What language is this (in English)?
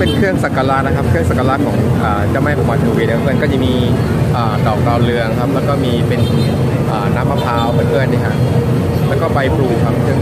Thai